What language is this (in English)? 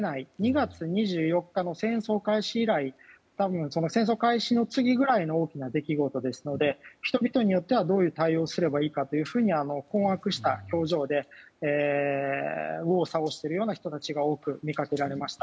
Japanese